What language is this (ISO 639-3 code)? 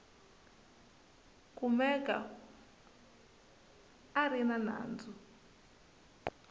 tso